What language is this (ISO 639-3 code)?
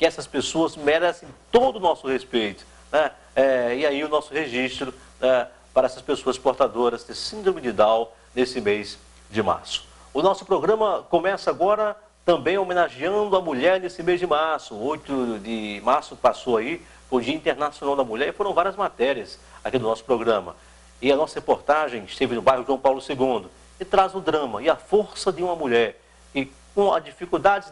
por